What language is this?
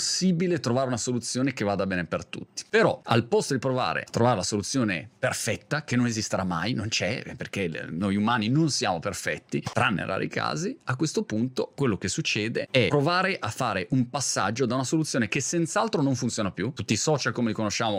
Italian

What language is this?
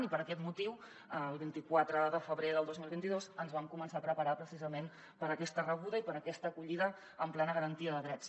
Catalan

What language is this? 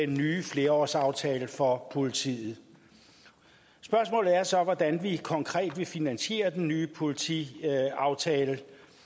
Danish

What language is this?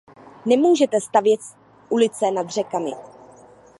Czech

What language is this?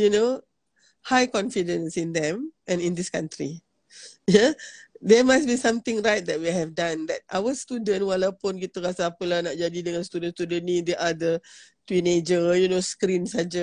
Malay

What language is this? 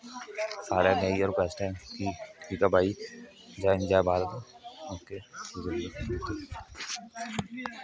Dogri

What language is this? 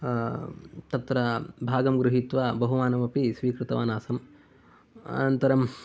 Sanskrit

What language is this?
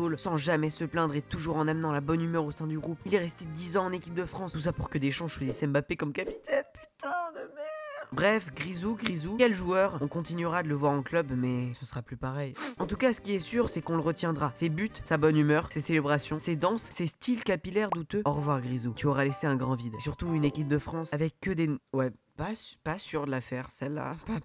French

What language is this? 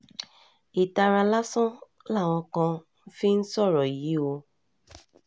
Yoruba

